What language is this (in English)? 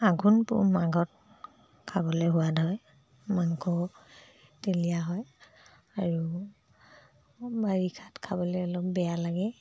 Assamese